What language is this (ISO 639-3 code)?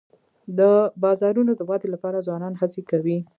pus